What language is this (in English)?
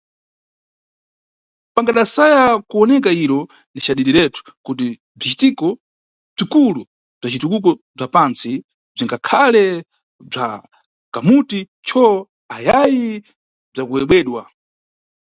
Nyungwe